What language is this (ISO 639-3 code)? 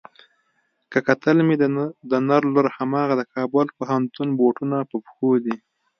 pus